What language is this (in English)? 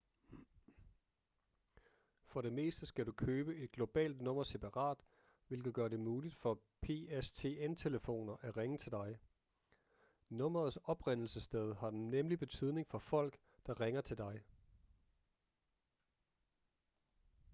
Danish